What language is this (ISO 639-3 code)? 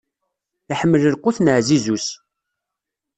kab